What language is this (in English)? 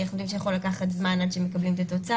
Hebrew